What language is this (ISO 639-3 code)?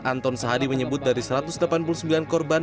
ind